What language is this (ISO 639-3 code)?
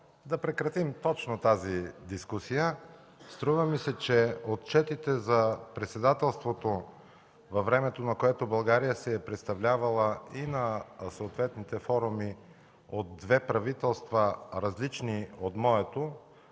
bul